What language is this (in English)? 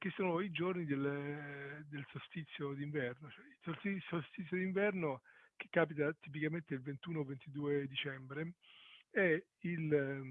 Italian